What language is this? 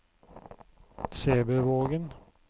Norwegian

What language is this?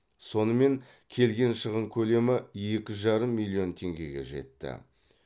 Kazakh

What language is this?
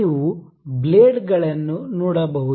Kannada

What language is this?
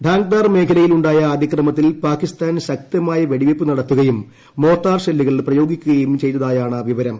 Malayalam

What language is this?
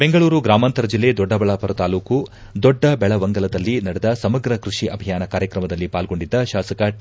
Kannada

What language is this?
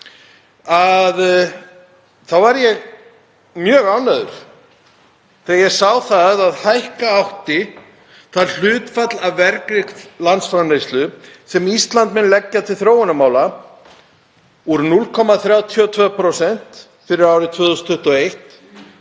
Icelandic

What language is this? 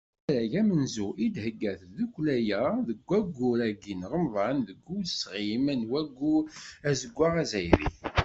Kabyle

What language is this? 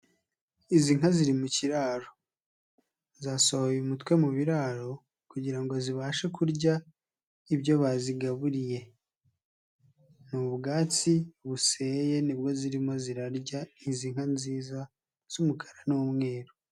Kinyarwanda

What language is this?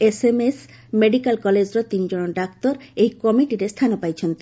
Odia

